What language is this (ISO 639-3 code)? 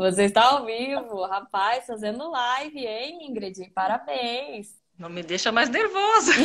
por